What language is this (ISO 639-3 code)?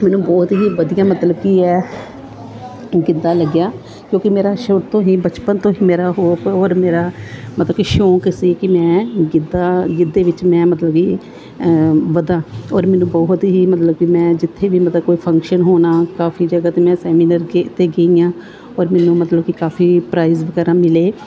pan